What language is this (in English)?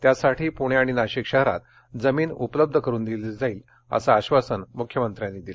Marathi